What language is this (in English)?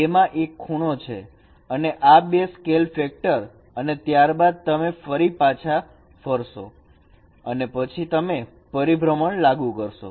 Gujarati